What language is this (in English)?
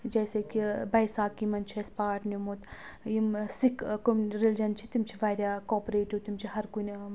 Kashmiri